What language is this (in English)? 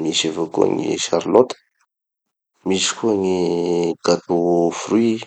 Tanosy Malagasy